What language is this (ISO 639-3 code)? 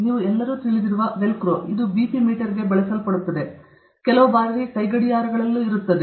kan